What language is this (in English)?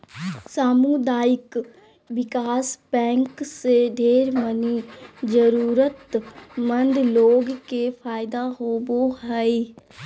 Magahi